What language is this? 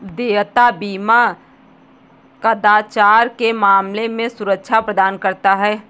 Hindi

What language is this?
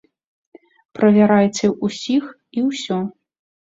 Belarusian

